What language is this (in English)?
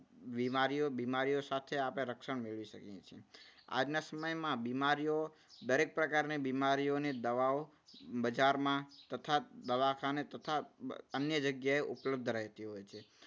Gujarati